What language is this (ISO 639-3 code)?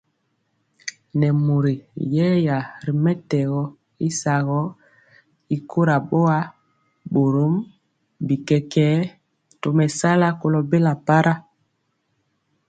mcx